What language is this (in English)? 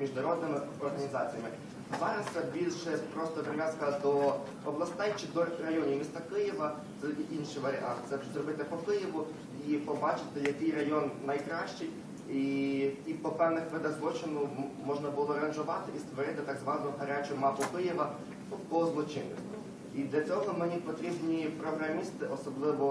Ukrainian